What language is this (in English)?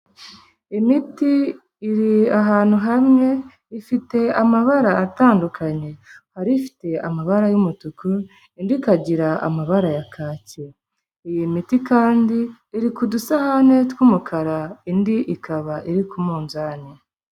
Kinyarwanda